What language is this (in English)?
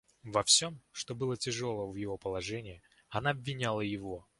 Russian